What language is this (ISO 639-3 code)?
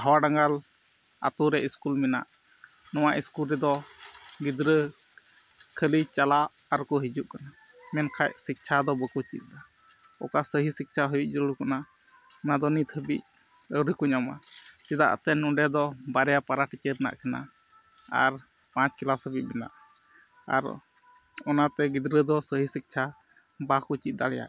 sat